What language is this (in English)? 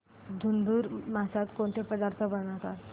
Marathi